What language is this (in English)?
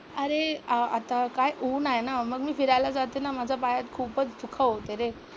Marathi